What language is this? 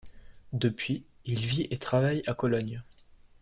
French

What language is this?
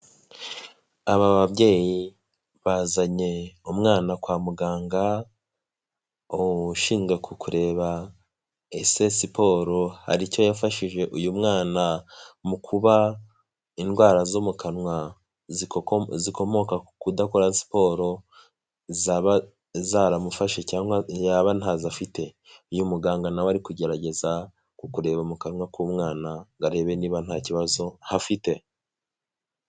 Kinyarwanda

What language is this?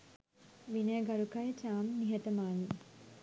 Sinhala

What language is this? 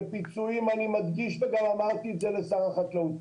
Hebrew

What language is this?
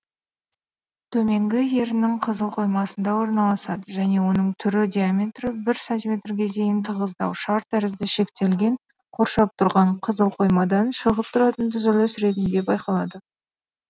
Kazakh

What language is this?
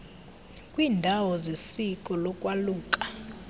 Xhosa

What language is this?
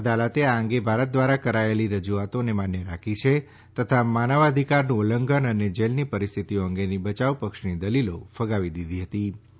Gujarati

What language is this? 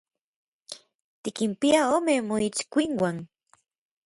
Orizaba Nahuatl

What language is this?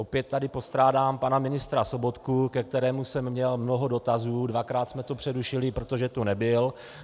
Czech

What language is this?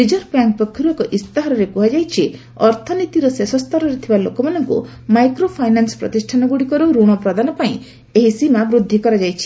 Odia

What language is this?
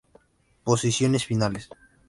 Spanish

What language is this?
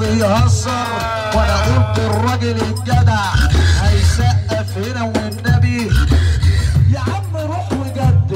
Arabic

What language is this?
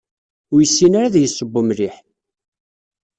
Kabyle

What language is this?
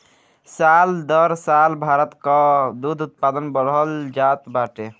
Bhojpuri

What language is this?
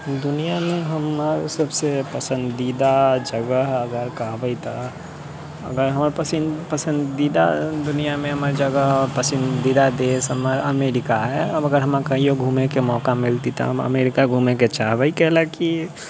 Maithili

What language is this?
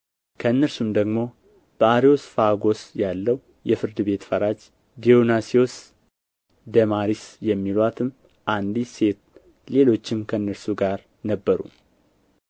Amharic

